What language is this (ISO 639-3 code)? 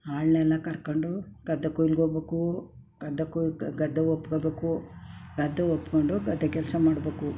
kan